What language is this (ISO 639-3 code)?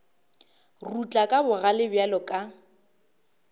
nso